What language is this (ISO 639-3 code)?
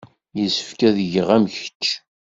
kab